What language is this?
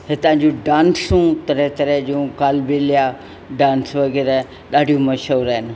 Sindhi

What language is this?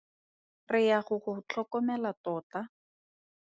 Tswana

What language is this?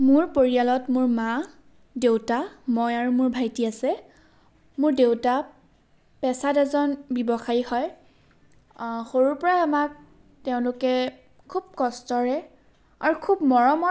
Assamese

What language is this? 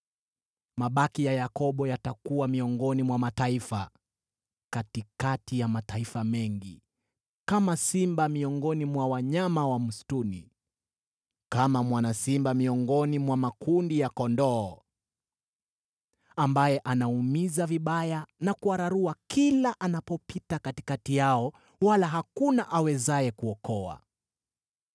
Swahili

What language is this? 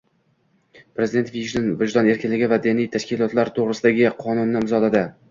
Uzbek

